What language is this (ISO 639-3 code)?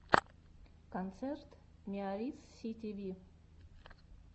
rus